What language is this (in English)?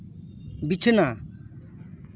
Santali